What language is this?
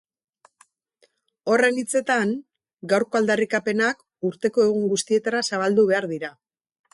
Basque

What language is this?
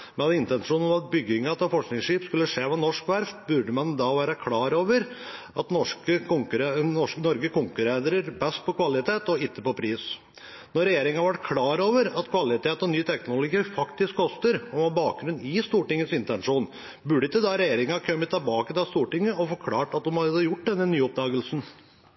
Norwegian Bokmål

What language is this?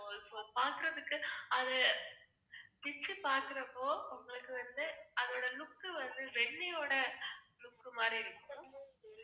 Tamil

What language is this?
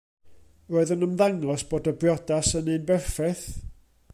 Welsh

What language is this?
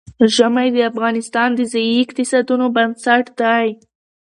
Pashto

